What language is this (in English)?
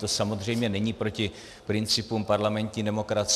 Czech